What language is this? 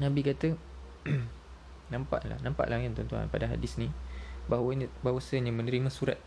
Malay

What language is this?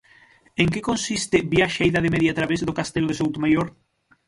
Galician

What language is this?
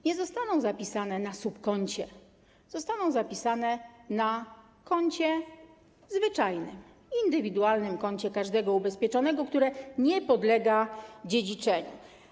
Polish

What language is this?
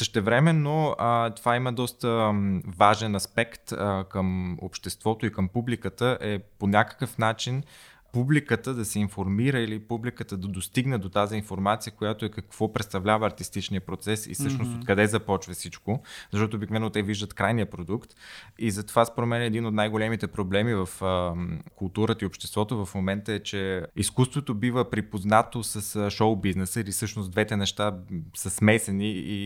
Bulgarian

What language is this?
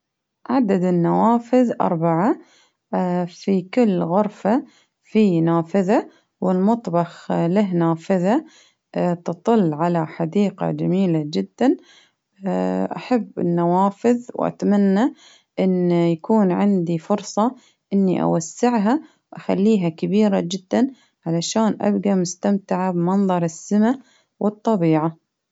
Baharna Arabic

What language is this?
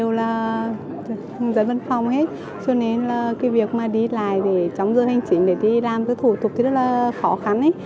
Vietnamese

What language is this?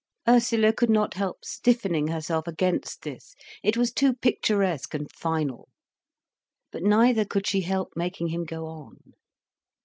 English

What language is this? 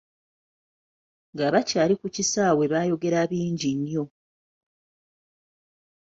Ganda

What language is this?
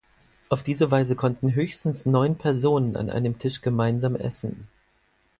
German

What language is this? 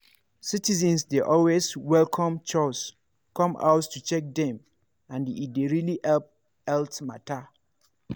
Nigerian Pidgin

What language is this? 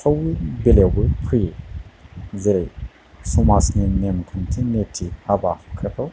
Bodo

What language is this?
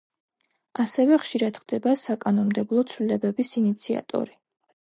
Georgian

